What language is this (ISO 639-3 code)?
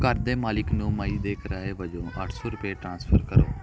pan